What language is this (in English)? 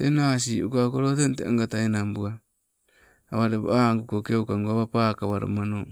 Sibe